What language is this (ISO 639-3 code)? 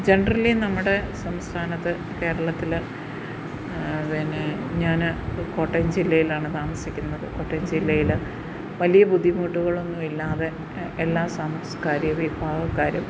mal